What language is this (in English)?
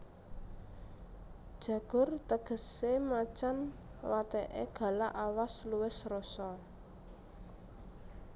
Javanese